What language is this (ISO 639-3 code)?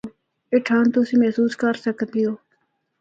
hno